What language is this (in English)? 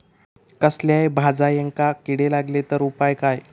Marathi